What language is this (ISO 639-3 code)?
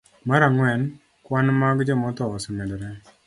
luo